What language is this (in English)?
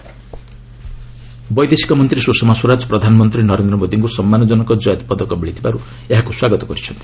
Odia